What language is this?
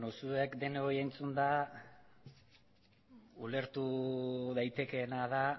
Basque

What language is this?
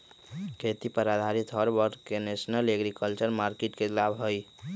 Magahi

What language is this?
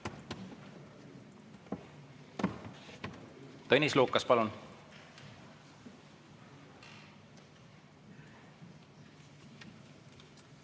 Estonian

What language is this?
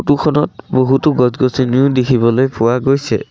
Assamese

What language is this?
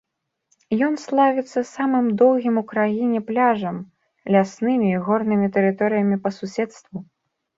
Belarusian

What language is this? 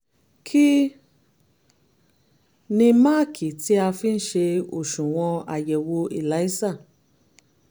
Yoruba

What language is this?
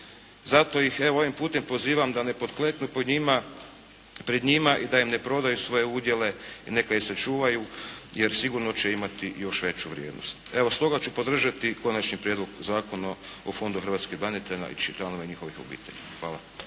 Croatian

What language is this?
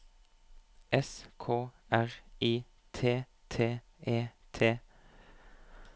Norwegian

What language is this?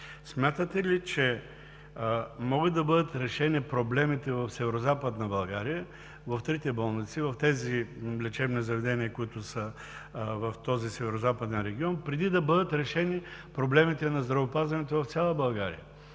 Bulgarian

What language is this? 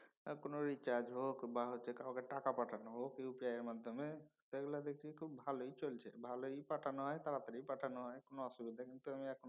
Bangla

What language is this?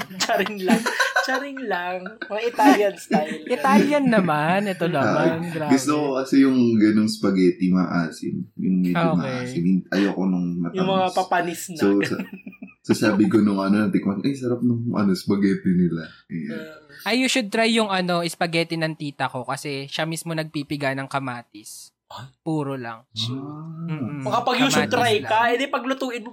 Filipino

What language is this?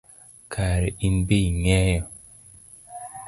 Luo (Kenya and Tanzania)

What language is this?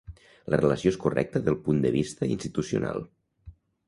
Catalan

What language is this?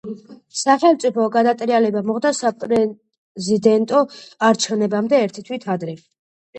Georgian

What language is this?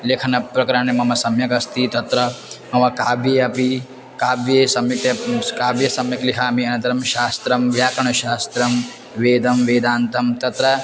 Sanskrit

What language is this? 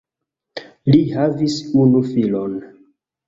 Esperanto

